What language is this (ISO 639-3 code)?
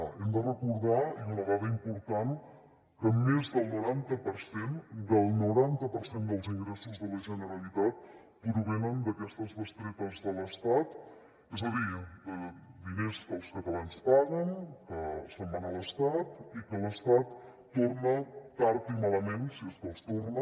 cat